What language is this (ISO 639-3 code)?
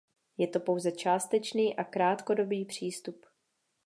ces